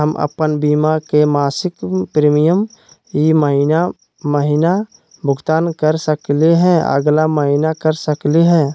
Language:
Magahi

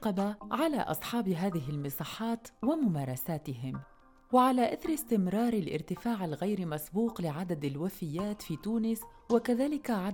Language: Arabic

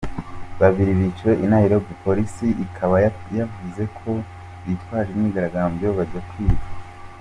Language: Kinyarwanda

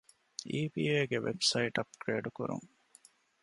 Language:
Divehi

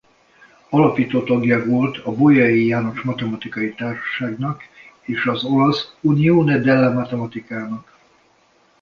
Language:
Hungarian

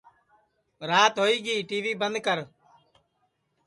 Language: Sansi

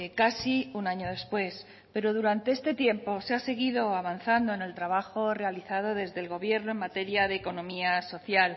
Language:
Spanish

